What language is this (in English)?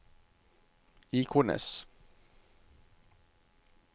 Norwegian